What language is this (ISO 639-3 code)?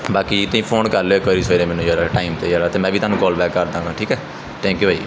pan